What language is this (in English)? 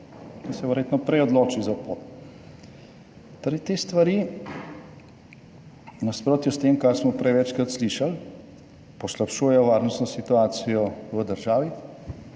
Slovenian